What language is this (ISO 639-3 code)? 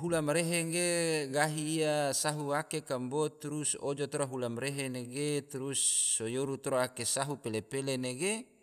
tvo